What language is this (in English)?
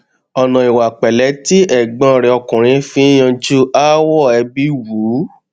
Yoruba